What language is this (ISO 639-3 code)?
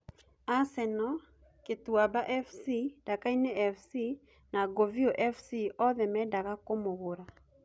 kik